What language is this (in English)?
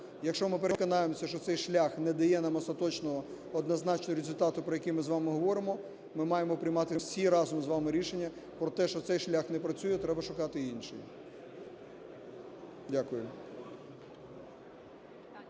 Ukrainian